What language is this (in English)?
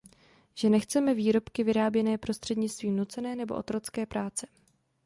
Czech